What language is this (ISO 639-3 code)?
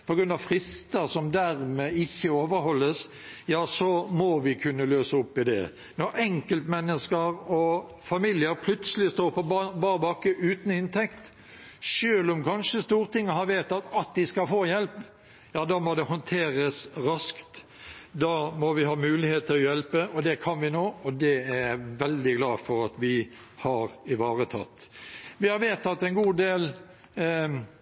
nob